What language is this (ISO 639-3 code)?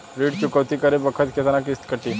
bho